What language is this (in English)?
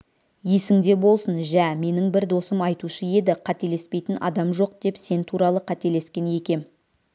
Kazakh